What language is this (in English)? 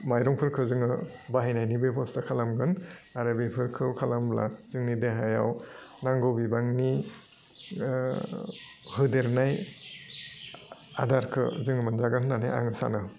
Bodo